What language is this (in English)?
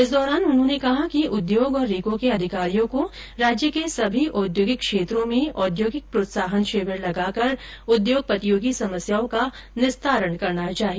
Hindi